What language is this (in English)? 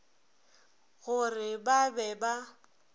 Northern Sotho